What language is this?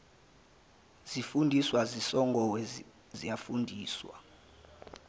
Zulu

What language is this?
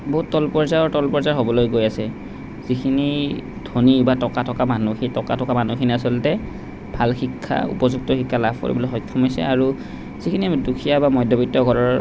Assamese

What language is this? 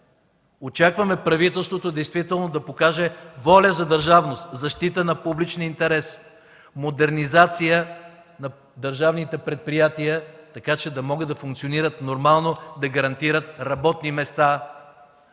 Bulgarian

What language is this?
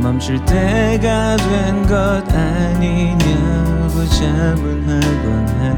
Korean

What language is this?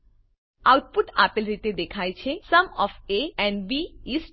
Gujarati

